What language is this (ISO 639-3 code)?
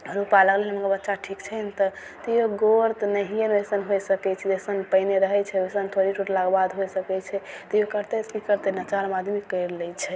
mai